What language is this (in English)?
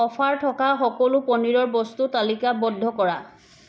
Assamese